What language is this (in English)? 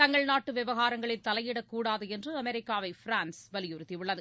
Tamil